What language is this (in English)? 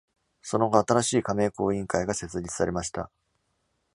Japanese